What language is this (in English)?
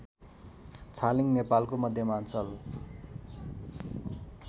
Nepali